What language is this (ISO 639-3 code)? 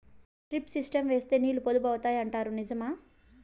tel